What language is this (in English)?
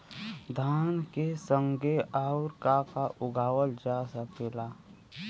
Bhojpuri